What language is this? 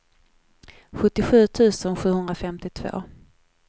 Swedish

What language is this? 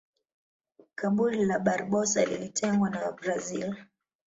Swahili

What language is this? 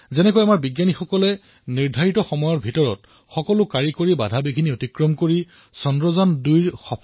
Assamese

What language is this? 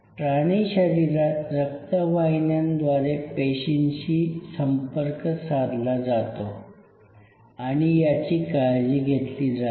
Marathi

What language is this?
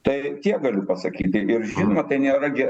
Lithuanian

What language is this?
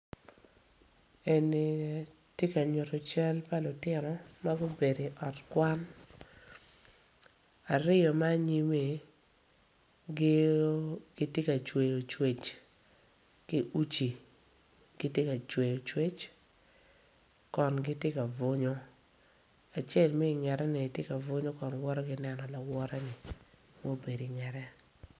Acoli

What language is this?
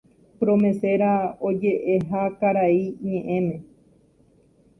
Guarani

